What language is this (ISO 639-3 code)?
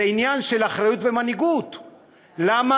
heb